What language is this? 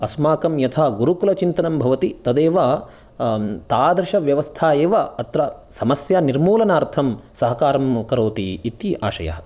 Sanskrit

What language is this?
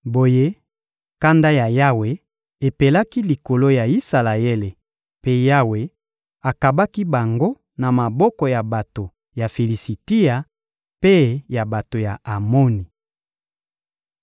Lingala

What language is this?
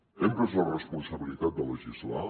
Catalan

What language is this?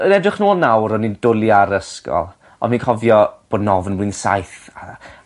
Welsh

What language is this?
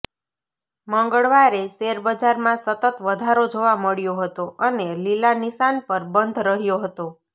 Gujarati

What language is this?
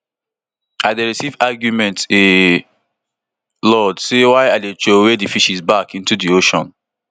Nigerian Pidgin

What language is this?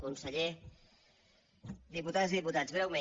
Catalan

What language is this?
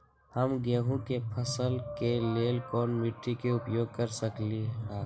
Magahi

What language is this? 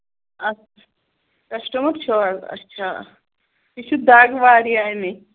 Kashmiri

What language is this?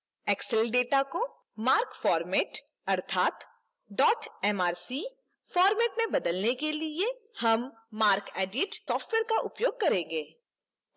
Hindi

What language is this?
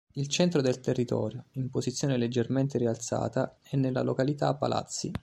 Italian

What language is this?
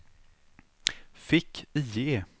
Swedish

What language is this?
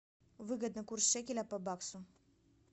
Russian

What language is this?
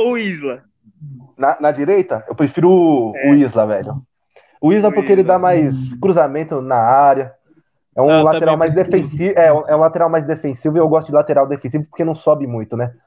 Portuguese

